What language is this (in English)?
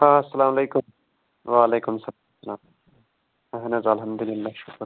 Kashmiri